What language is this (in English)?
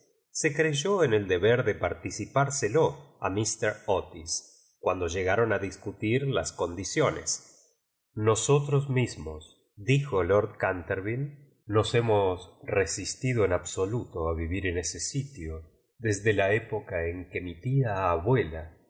Spanish